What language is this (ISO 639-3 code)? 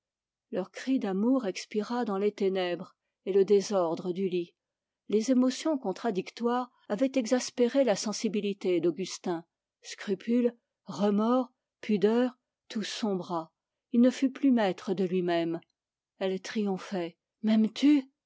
fra